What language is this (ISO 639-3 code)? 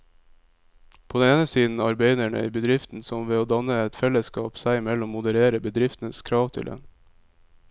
nor